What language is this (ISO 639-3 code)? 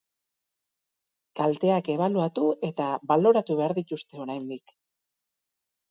eus